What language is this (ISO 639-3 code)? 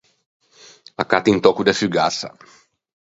lij